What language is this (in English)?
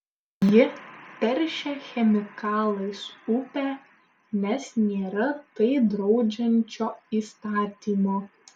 Lithuanian